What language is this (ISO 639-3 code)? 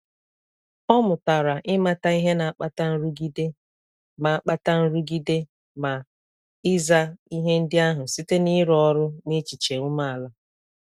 ibo